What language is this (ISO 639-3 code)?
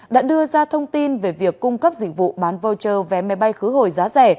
vie